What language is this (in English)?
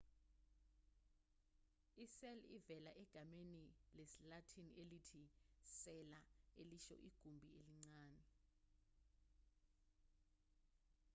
Zulu